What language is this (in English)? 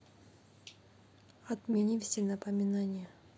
Russian